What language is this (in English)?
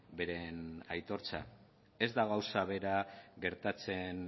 Basque